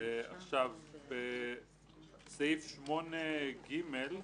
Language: Hebrew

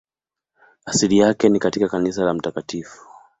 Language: Swahili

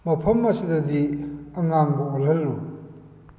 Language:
Manipuri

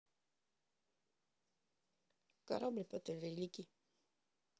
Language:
Russian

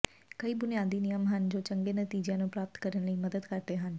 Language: Punjabi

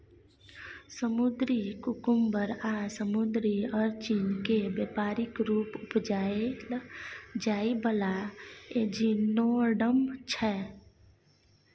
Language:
Maithili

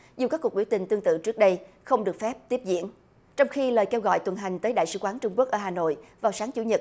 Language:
Vietnamese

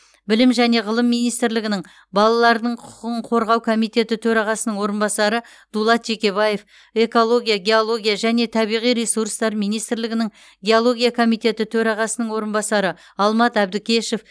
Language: Kazakh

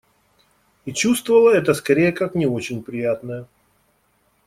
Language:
Russian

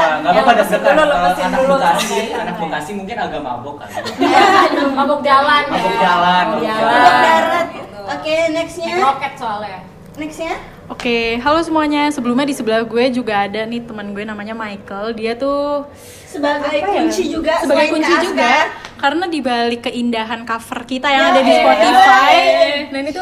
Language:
Indonesian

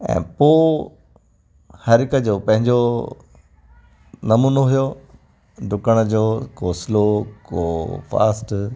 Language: Sindhi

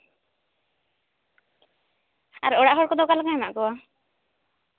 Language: Santali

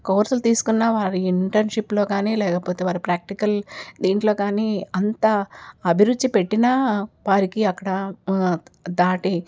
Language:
Telugu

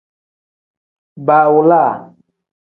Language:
Tem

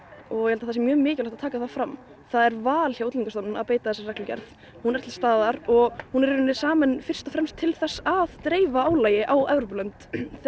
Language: Icelandic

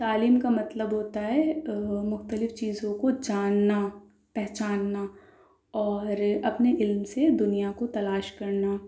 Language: Urdu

